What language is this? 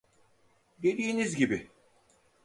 Turkish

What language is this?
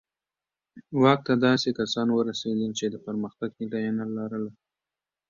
Pashto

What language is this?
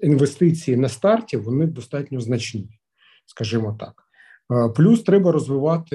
Ukrainian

